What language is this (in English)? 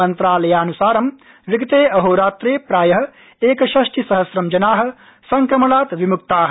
Sanskrit